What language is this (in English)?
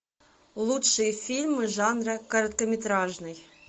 Russian